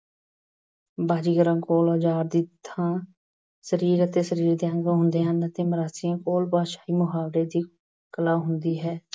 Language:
Punjabi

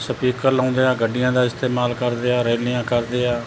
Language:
Punjabi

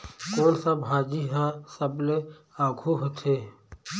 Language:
Chhattisgarhi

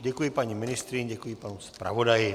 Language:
Czech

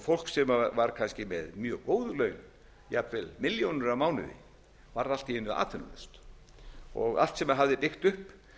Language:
Icelandic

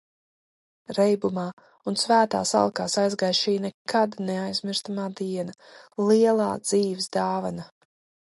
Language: Latvian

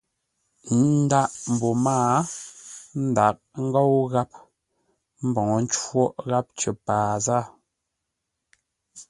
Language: Ngombale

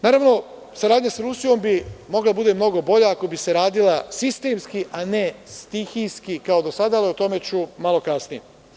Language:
Serbian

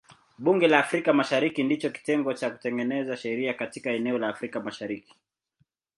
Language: Swahili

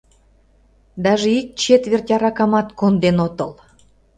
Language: Mari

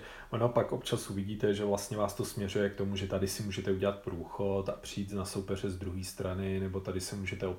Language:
Czech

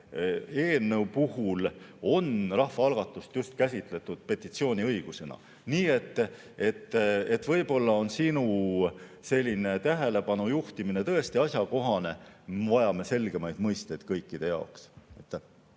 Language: Estonian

